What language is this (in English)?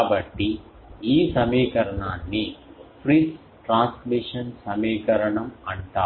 Telugu